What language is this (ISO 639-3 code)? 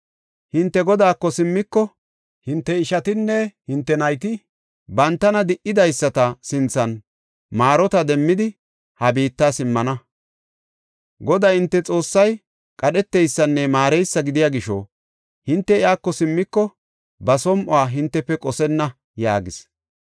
gof